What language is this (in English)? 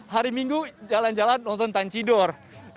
Indonesian